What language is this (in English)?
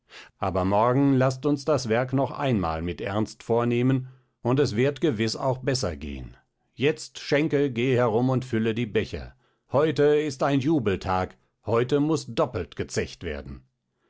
German